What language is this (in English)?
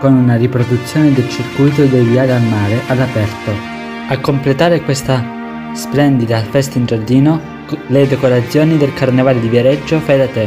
Italian